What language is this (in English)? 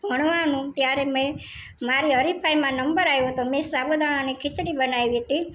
Gujarati